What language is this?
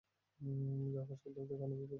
Bangla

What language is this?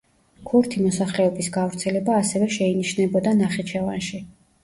Georgian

